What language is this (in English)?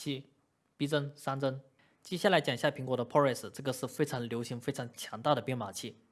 Chinese